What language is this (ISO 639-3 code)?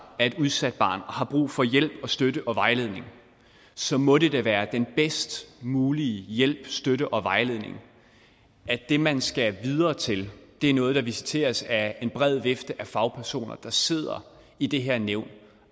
dan